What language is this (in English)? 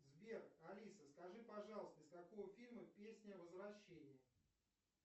Russian